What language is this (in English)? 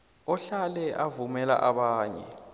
South Ndebele